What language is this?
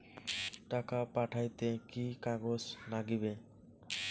Bangla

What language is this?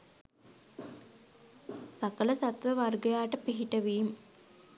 Sinhala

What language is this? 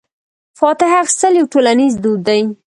Pashto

